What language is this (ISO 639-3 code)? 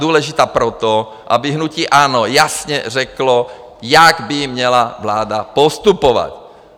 ces